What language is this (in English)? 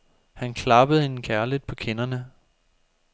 Danish